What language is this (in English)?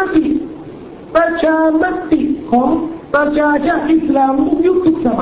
Thai